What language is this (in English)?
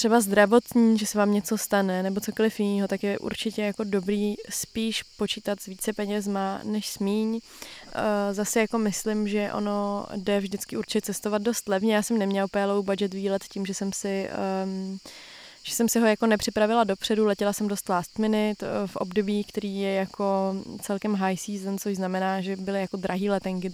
Czech